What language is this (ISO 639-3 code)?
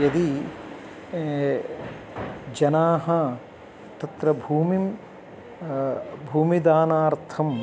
san